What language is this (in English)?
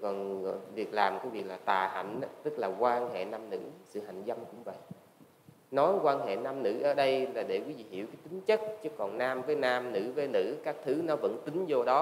Vietnamese